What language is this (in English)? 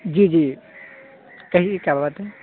Urdu